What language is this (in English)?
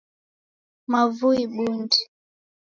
Taita